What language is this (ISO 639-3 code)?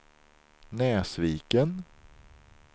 swe